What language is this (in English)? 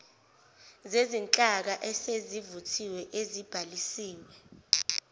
Zulu